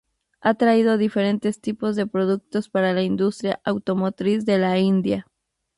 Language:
Spanish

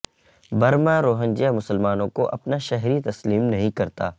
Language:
Urdu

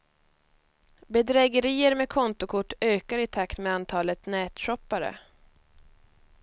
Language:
Swedish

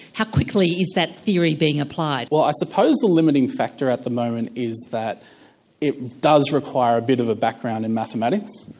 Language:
English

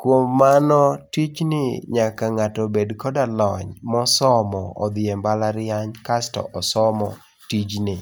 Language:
Luo (Kenya and Tanzania)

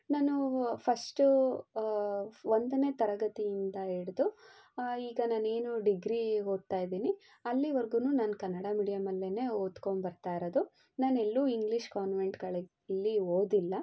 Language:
Kannada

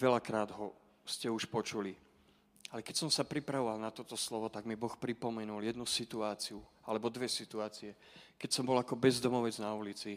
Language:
Slovak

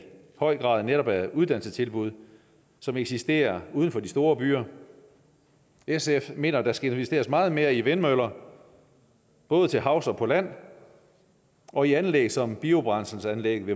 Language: Danish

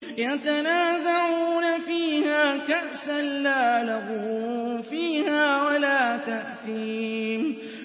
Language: Arabic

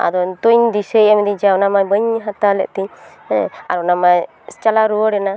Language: Santali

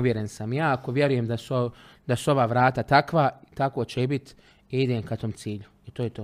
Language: Croatian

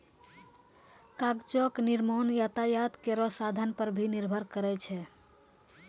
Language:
Maithili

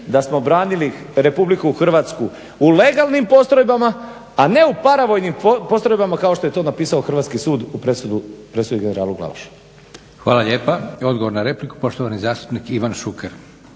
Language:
Croatian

